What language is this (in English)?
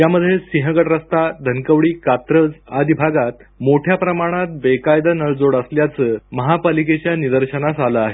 Marathi